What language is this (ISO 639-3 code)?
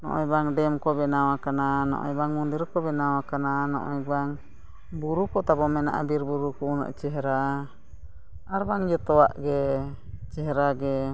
sat